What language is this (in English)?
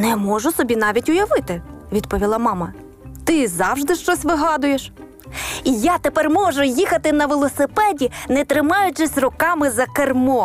Ukrainian